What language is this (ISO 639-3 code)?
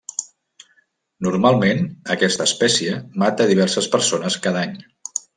cat